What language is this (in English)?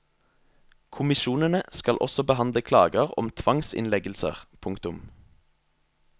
Norwegian